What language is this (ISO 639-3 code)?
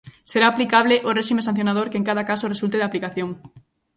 glg